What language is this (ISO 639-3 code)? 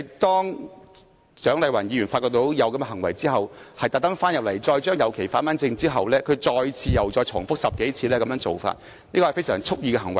yue